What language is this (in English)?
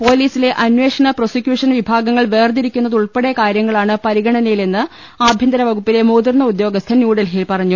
Malayalam